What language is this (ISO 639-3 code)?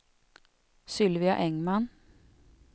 swe